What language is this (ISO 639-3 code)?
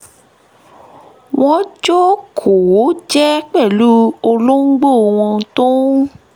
yor